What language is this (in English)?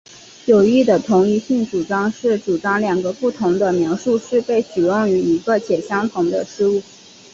Chinese